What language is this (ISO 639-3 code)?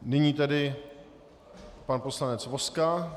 ces